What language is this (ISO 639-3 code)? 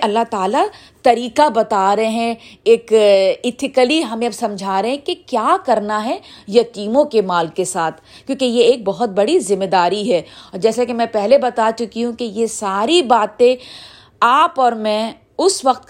urd